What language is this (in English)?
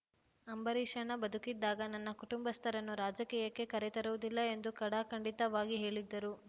Kannada